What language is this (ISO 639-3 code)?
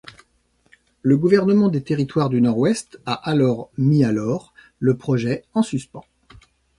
fra